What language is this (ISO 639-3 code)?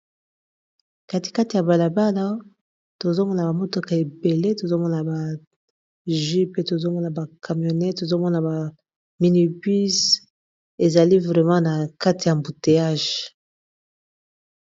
lin